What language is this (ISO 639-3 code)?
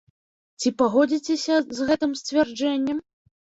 bel